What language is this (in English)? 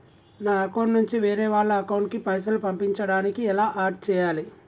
Telugu